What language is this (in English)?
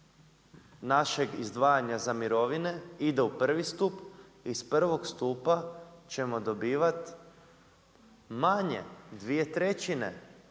Croatian